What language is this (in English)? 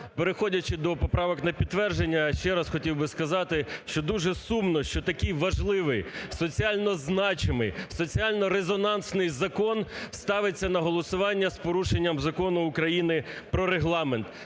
Ukrainian